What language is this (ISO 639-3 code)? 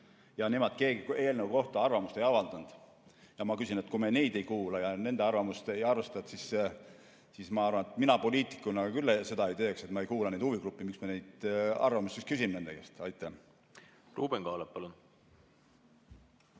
est